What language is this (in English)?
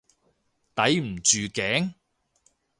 Cantonese